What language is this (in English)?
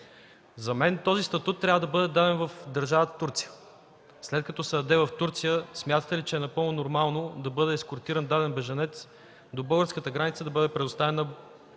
Bulgarian